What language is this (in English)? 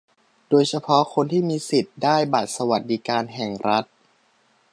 Thai